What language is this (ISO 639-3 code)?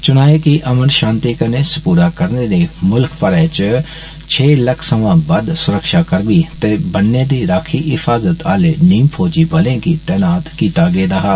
doi